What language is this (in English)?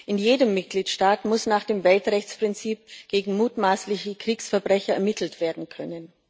German